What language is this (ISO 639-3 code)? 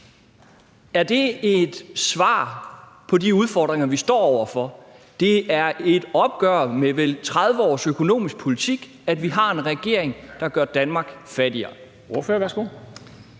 dan